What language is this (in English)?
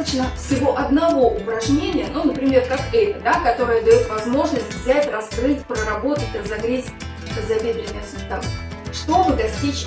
Russian